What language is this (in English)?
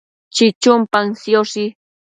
Matsés